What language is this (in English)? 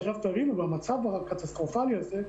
Hebrew